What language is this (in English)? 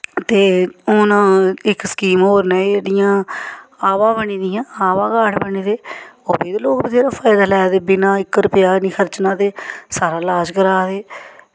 Dogri